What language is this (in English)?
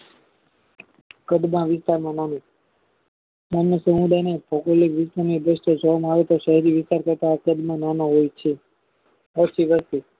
Gujarati